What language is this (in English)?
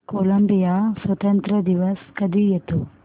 Marathi